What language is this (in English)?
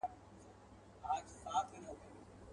Pashto